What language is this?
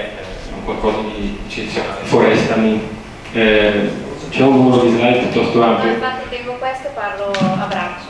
Italian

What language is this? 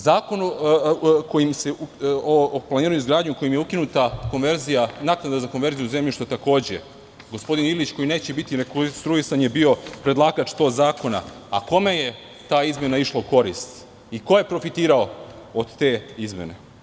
Serbian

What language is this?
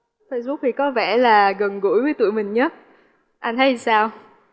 Vietnamese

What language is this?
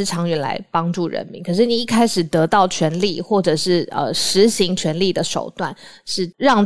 Chinese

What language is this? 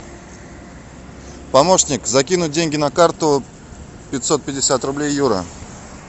Russian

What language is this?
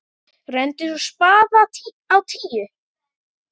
Icelandic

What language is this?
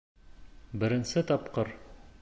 Bashkir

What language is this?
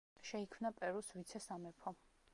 Georgian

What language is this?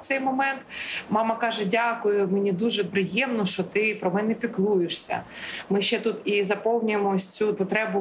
Ukrainian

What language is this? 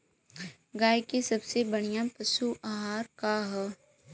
Bhojpuri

